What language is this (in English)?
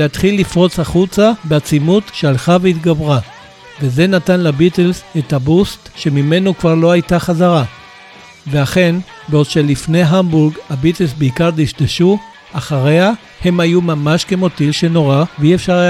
Hebrew